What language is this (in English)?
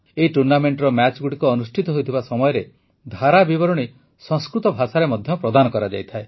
Odia